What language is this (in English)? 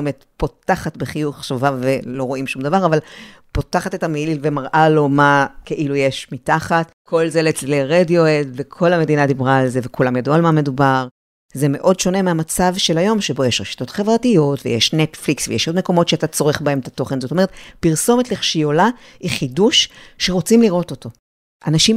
Hebrew